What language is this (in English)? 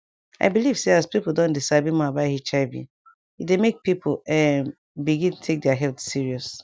Nigerian Pidgin